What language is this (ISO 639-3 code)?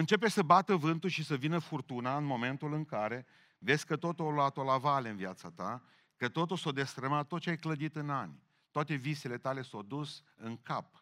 ron